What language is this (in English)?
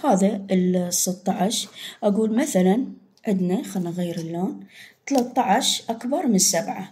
Arabic